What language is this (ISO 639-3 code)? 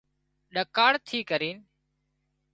kxp